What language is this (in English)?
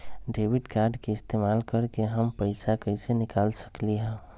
Magahi